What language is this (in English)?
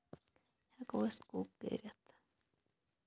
Kashmiri